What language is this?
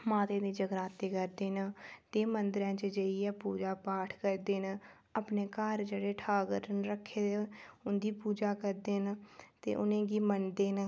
Dogri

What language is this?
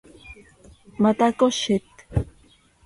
Seri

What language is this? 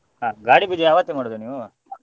Kannada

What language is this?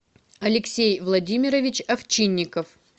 Russian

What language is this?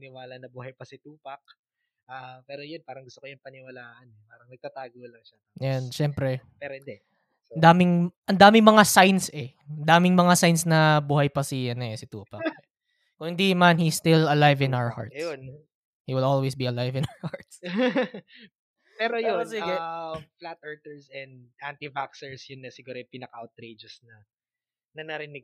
Filipino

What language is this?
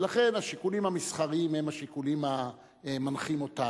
Hebrew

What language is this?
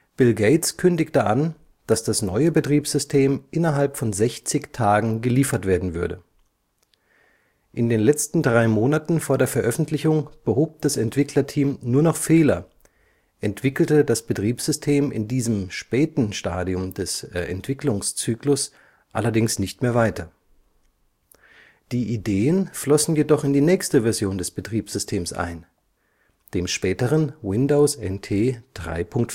German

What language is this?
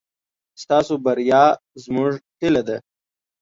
Pashto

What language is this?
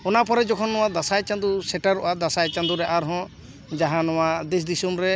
Santali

